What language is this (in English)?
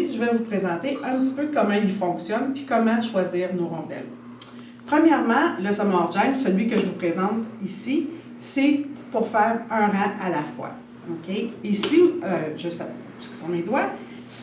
French